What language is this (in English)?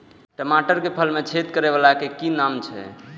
Maithili